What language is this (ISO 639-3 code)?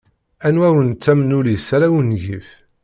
kab